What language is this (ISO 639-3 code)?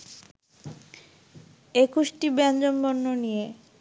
ben